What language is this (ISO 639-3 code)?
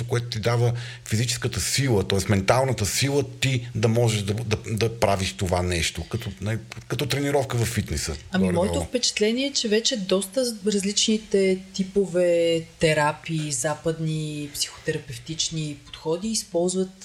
bul